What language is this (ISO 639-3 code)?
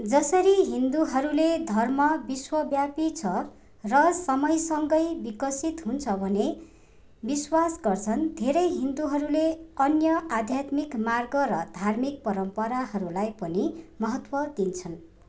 nep